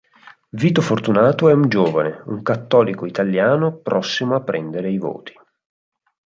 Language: Italian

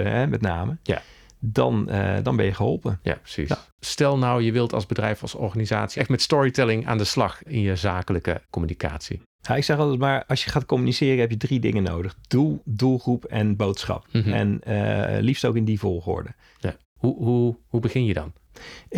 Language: Dutch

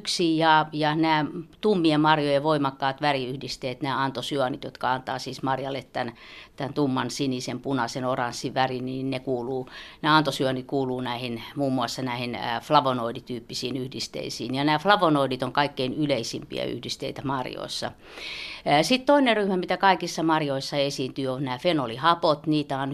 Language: Finnish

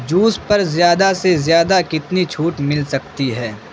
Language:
Urdu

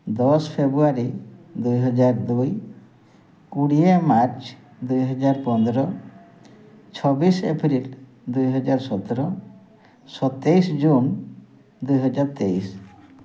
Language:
Odia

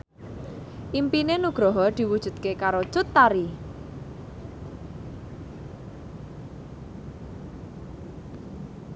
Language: Javanese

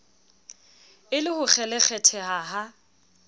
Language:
Southern Sotho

